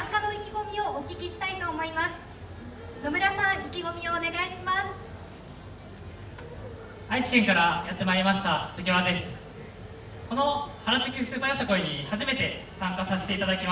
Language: Japanese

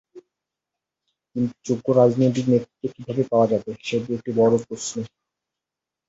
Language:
Bangla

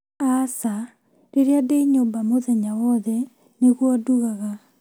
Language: Kikuyu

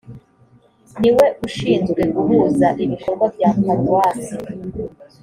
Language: Kinyarwanda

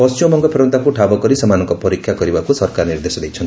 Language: Odia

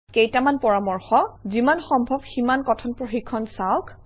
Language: Assamese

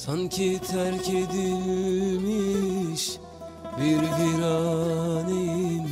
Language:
Turkish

